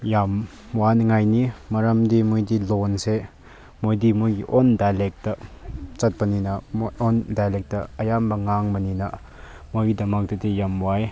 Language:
Manipuri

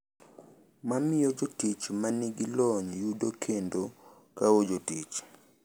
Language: Luo (Kenya and Tanzania)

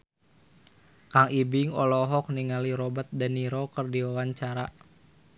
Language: Sundanese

